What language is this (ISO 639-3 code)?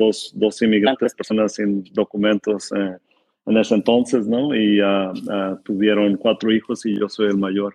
spa